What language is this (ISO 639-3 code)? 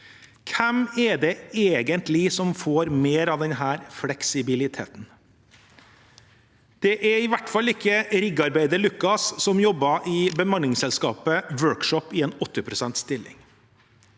nor